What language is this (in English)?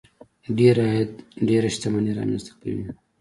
Pashto